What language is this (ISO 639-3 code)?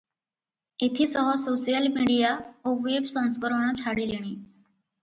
ori